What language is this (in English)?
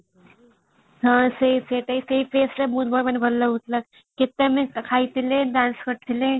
Odia